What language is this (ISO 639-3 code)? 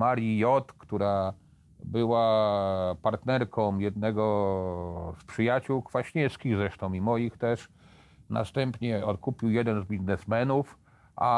pol